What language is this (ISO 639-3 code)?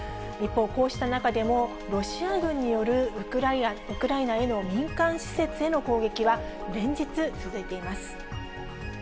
jpn